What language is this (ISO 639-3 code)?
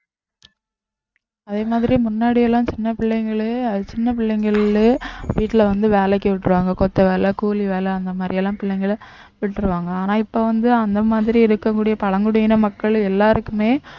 tam